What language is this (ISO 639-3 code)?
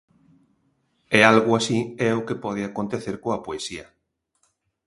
glg